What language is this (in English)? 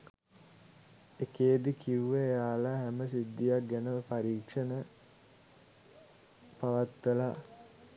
Sinhala